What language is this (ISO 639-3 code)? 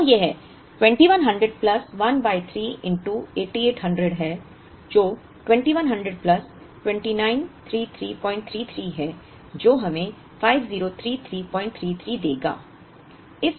hin